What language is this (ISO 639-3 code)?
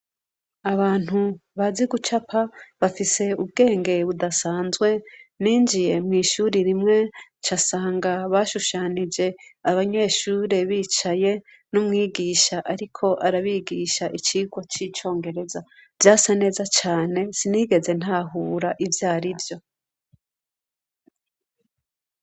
run